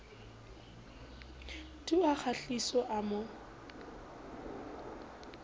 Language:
Southern Sotho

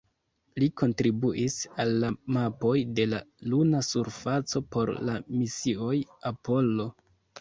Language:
Esperanto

